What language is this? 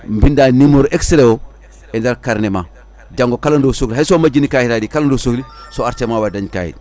Fula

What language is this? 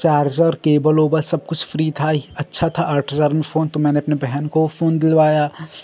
Hindi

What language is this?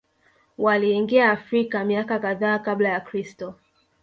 Swahili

